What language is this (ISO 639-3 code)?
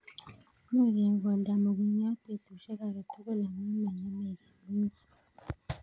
kln